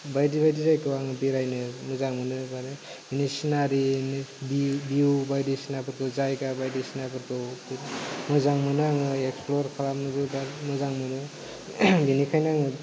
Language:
Bodo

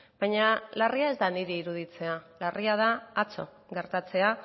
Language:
Basque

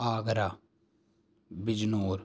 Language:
Urdu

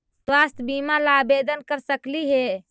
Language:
Magahi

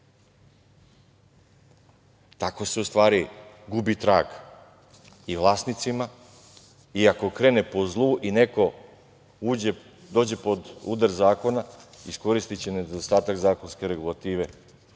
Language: Serbian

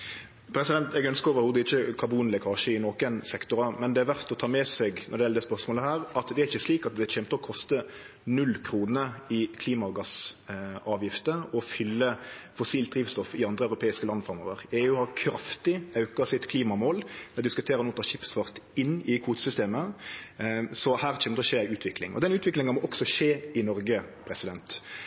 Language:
Norwegian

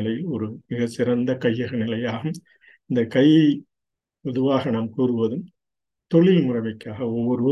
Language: Tamil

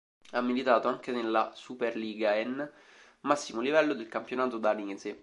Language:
Italian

